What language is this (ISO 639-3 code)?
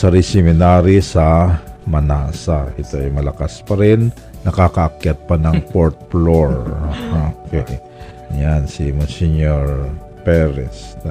fil